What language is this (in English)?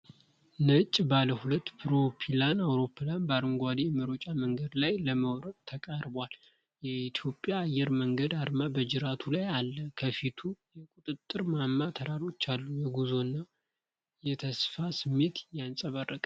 Amharic